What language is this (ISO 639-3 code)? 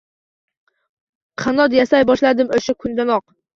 uzb